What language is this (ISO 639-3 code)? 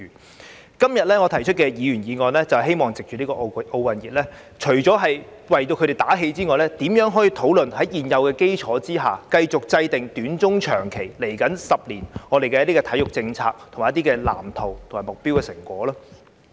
yue